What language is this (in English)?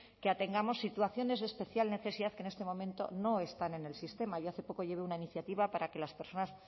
Spanish